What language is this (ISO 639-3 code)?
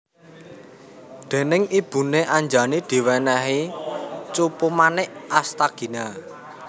jav